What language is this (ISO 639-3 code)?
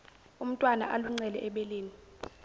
zul